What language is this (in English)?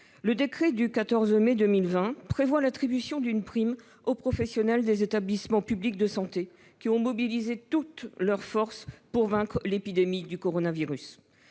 French